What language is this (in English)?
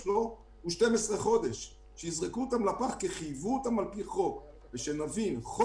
Hebrew